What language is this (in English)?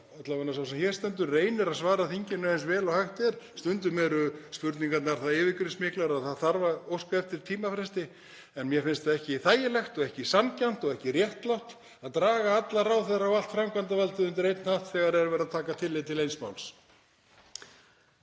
Icelandic